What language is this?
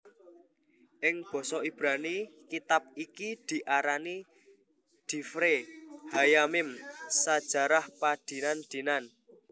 Javanese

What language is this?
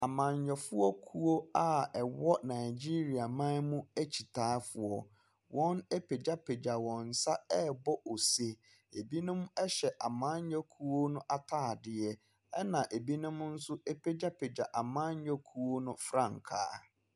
Akan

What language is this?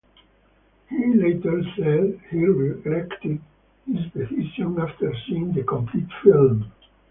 English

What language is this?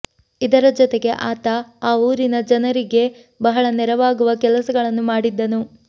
Kannada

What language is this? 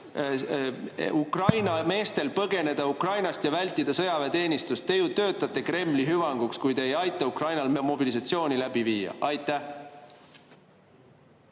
Estonian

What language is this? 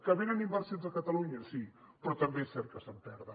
Catalan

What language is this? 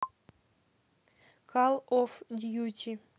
Russian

